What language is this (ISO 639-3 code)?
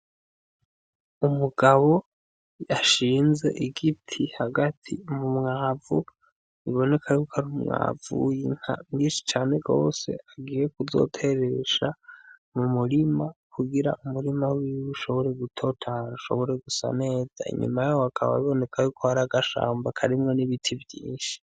run